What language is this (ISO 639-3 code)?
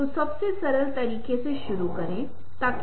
hin